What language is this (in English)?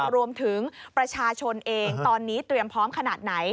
Thai